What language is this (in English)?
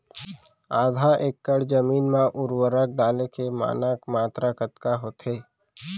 Chhattisgarhi